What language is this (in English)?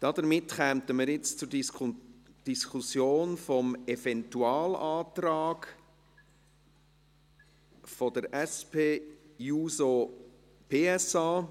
Swiss German